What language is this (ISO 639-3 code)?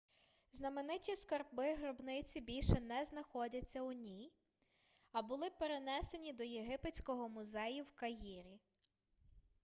ukr